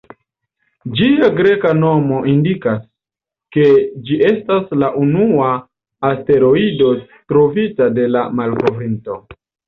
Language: Esperanto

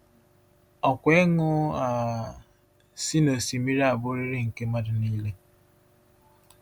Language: Igbo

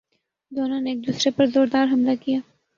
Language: Urdu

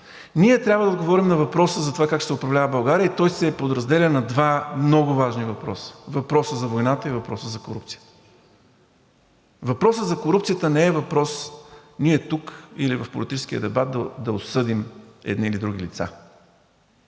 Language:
Bulgarian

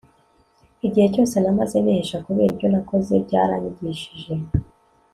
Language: Kinyarwanda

